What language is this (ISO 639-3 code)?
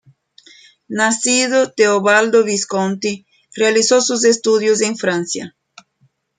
spa